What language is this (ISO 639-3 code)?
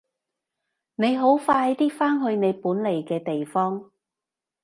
yue